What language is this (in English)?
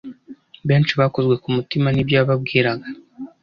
Kinyarwanda